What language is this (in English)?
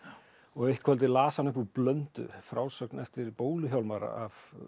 Icelandic